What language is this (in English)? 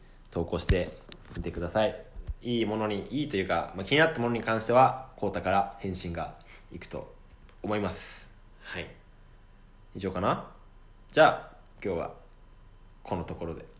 Japanese